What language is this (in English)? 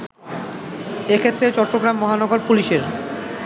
Bangla